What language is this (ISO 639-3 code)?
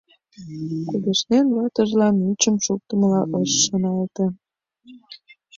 chm